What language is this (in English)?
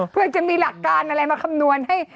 Thai